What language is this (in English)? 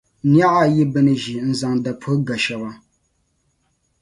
Dagbani